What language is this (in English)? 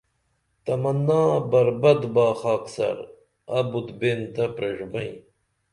Dameli